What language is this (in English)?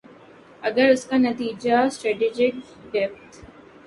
Urdu